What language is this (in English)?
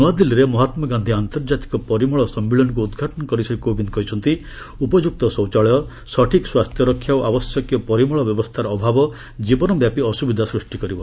Odia